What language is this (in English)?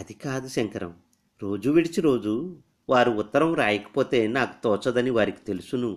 Telugu